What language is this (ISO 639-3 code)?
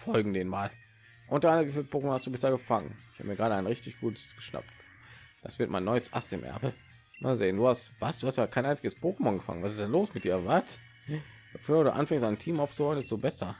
deu